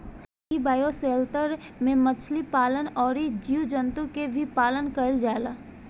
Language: Bhojpuri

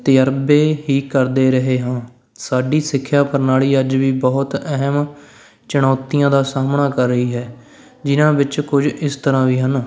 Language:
Punjabi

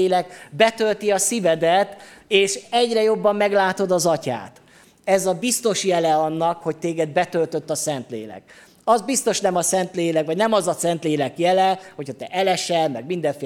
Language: Hungarian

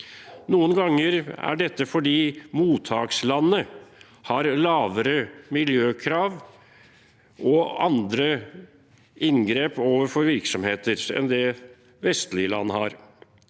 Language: Norwegian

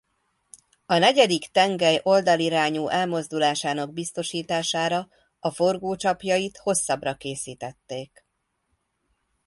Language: Hungarian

